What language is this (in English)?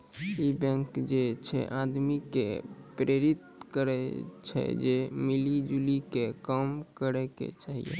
Maithili